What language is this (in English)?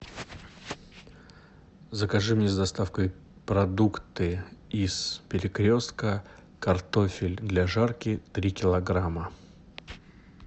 Russian